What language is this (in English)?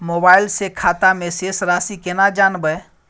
Maithili